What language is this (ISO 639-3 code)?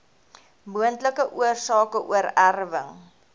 afr